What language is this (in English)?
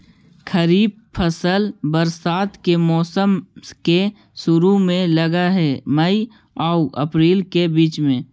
Magahi